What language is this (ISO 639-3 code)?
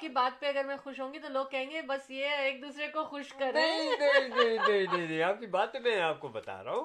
urd